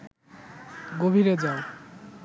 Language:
Bangla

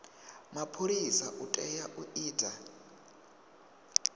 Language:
Venda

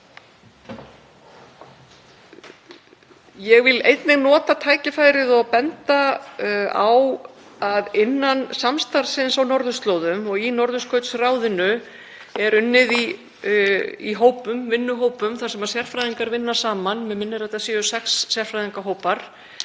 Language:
Icelandic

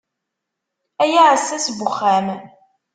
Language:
Kabyle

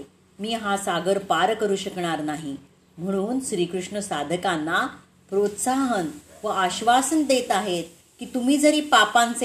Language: Marathi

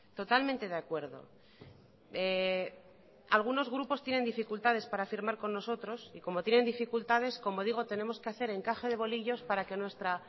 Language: Spanish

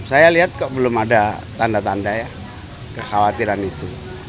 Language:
Indonesian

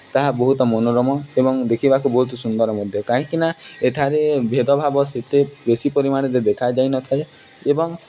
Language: Odia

